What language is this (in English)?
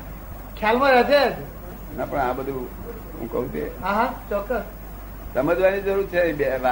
Gujarati